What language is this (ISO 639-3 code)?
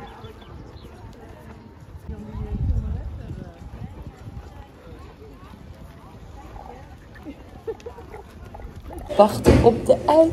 nld